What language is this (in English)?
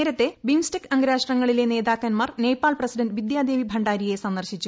Malayalam